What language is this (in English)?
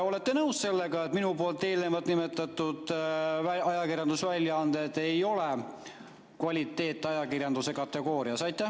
Estonian